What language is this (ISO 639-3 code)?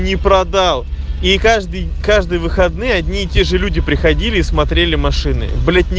rus